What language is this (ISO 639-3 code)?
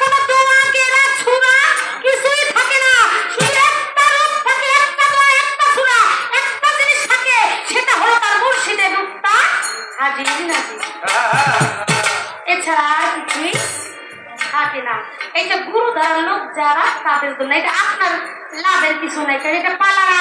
ben